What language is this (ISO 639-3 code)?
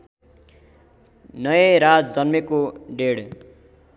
nep